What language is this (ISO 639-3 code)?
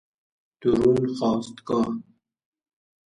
fas